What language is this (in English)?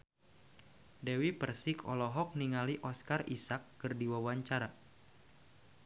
Sundanese